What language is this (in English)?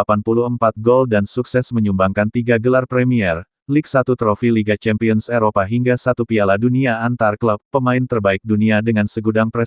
Indonesian